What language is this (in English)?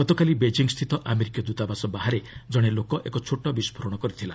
Odia